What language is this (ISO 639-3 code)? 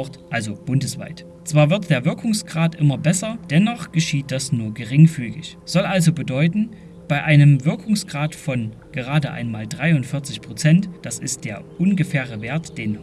deu